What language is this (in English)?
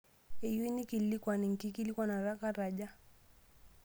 Masai